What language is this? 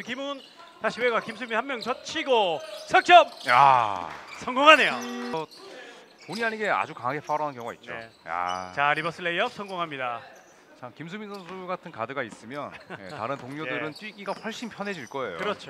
Korean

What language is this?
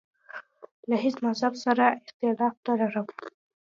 Pashto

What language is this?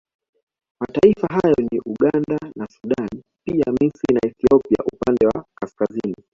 Swahili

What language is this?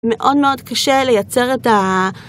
Hebrew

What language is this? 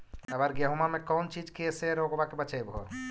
Magahi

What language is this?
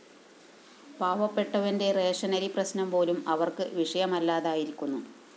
Malayalam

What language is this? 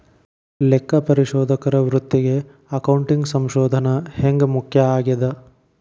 Kannada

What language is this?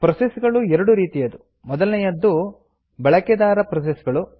Kannada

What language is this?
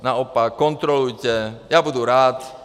Czech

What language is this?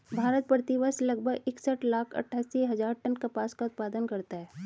Hindi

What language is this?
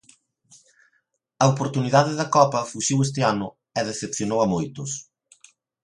Galician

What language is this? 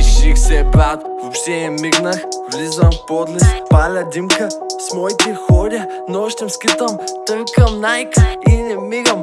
Bulgarian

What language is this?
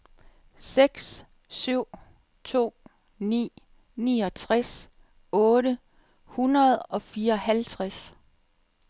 Danish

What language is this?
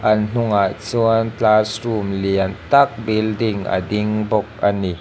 Mizo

